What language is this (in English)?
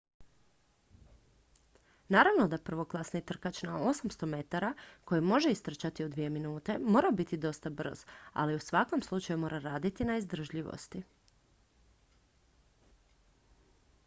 Croatian